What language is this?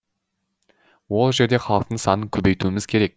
Kazakh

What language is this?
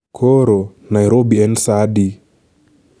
Luo (Kenya and Tanzania)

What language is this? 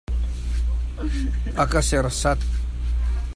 Hakha Chin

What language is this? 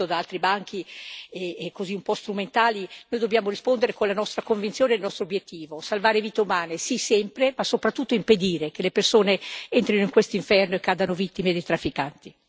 Italian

